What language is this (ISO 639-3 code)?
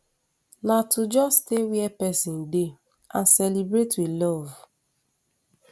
pcm